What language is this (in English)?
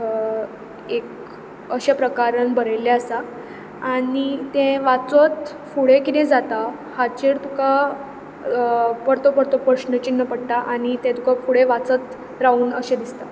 Konkani